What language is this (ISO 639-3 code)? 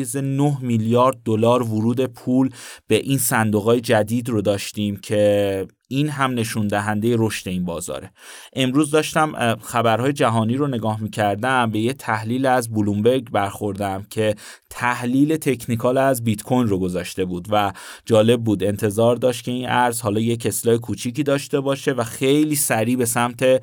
fas